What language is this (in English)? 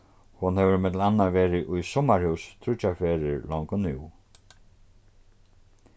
Faroese